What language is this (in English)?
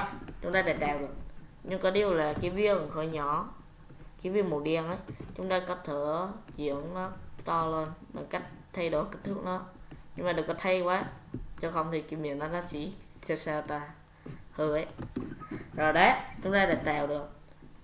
Vietnamese